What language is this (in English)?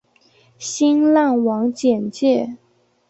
Chinese